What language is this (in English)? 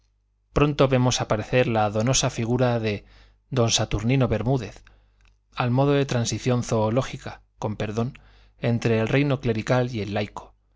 Spanish